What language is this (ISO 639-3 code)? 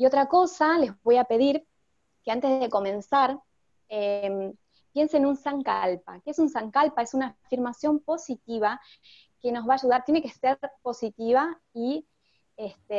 spa